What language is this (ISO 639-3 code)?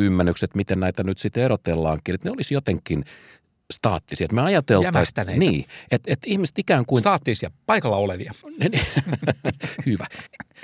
fin